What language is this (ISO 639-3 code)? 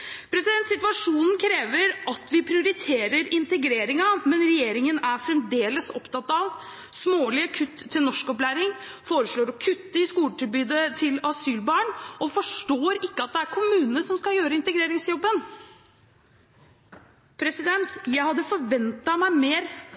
nob